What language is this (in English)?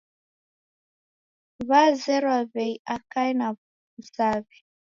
Taita